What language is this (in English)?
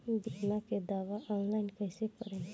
Bhojpuri